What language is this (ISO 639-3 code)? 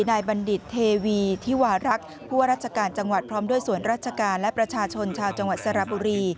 tha